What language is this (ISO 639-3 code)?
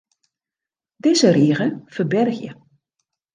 fry